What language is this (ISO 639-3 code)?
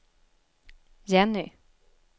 swe